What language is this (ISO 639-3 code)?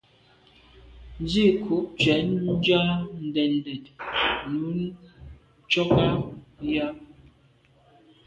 byv